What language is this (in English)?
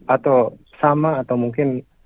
Indonesian